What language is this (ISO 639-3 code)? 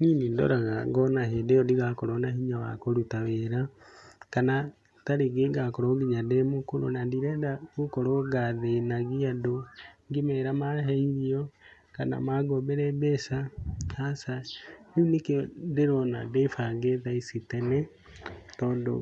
kik